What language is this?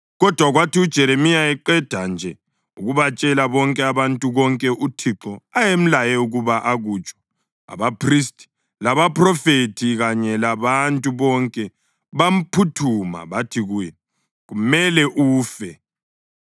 North Ndebele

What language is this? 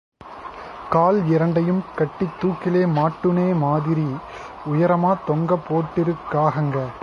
Tamil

